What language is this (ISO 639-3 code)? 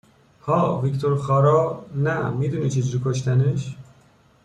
fas